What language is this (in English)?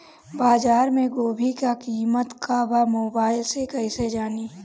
Bhojpuri